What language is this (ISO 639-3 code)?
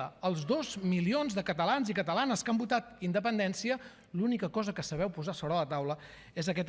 cat